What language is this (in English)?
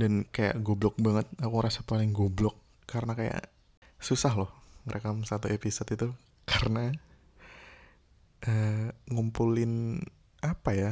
Indonesian